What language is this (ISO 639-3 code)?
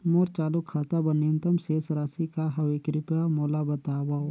hne